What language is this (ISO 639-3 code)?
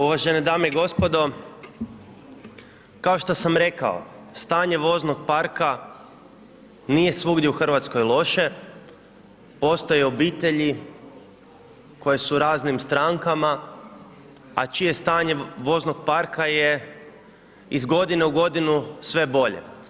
hrv